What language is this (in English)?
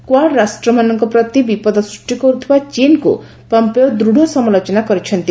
Odia